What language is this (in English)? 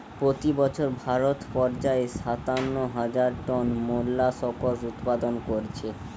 Bangla